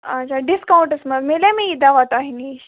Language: Kashmiri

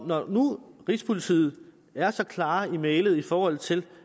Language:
Danish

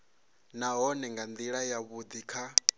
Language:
Venda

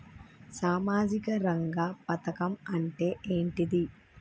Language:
Telugu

